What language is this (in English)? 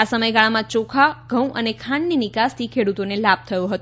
Gujarati